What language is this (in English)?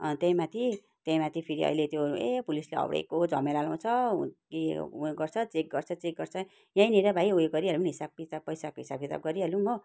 Nepali